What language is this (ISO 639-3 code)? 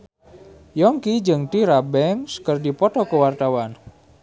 sun